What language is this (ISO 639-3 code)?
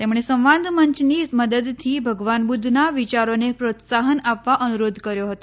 guj